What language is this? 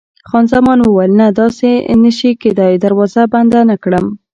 Pashto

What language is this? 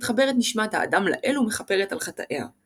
Hebrew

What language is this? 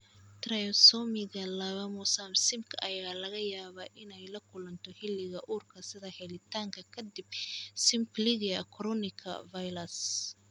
Somali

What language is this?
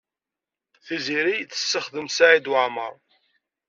Kabyle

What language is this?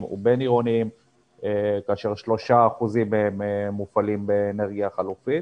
Hebrew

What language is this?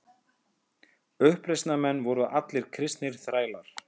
Icelandic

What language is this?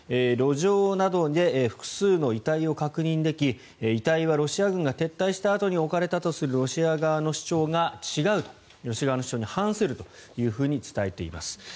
Japanese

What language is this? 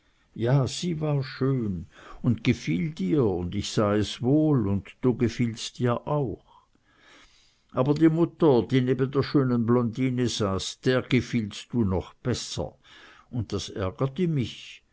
German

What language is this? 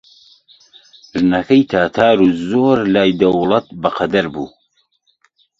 Central Kurdish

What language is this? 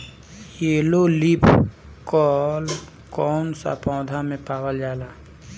Bhojpuri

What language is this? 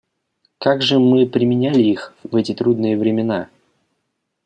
Russian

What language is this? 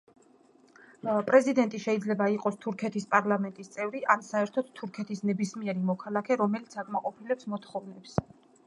Georgian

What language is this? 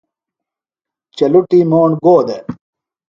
Phalura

